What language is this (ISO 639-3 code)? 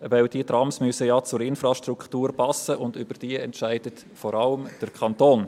gsw